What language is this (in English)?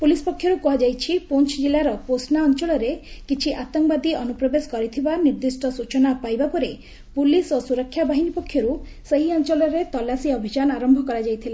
Odia